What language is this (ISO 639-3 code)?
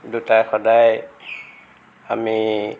asm